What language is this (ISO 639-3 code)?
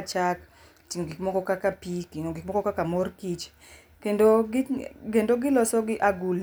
luo